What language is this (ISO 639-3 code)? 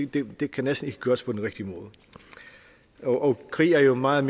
dan